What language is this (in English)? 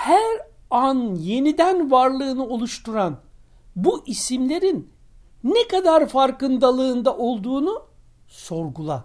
Turkish